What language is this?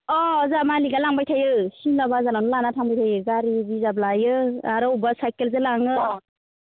Bodo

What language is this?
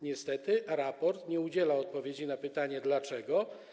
Polish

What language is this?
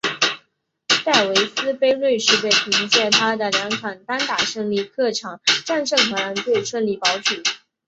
Chinese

